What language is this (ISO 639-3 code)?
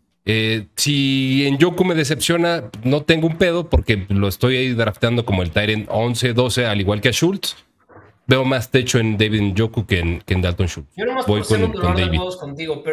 spa